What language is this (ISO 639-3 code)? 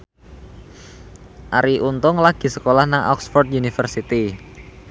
jav